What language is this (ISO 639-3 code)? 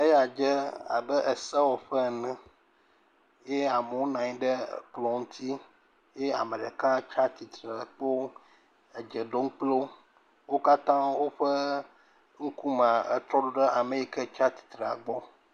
ewe